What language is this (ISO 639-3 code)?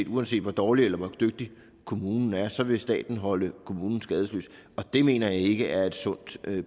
dan